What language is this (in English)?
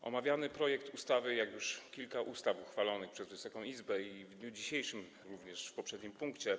Polish